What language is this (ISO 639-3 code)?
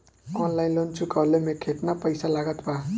bho